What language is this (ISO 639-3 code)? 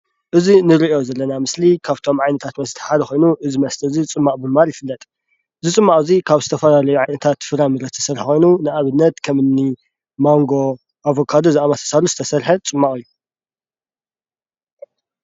tir